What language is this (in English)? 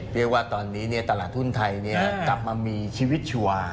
Thai